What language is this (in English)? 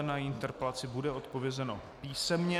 Czech